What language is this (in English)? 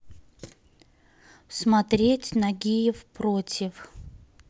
Russian